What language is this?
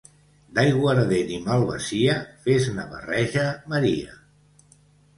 Catalan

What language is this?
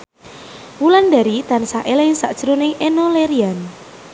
Javanese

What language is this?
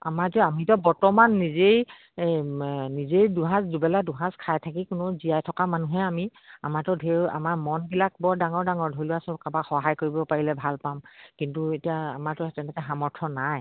Assamese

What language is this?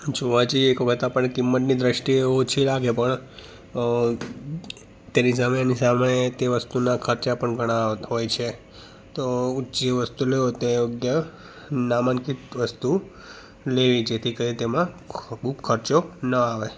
Gujarati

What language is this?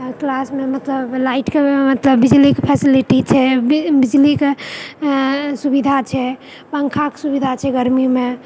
Maithili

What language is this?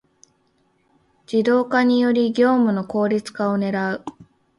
Japanese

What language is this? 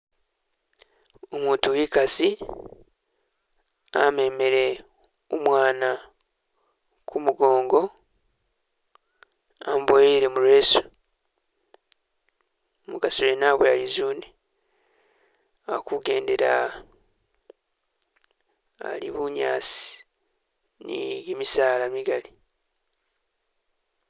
Masaaba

